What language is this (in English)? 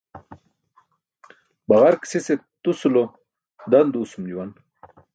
Burushaski